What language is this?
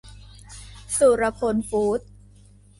Thai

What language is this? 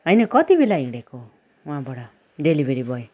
Nepali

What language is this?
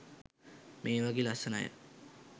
Sinhala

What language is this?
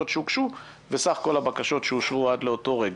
Hebrew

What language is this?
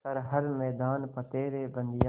Hindi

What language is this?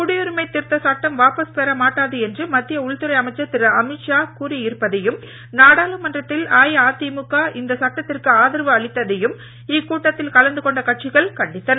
Tamil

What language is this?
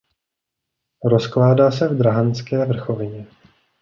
Czech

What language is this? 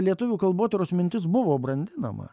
Lithuanian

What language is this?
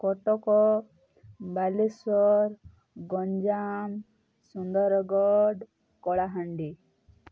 Odia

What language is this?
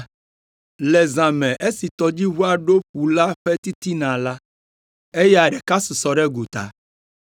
Ewe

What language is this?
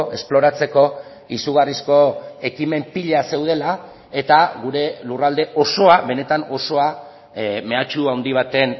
Basque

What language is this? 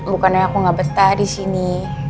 Indonesian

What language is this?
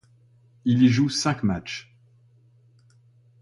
French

